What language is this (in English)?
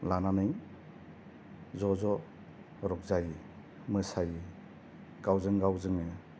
Bodo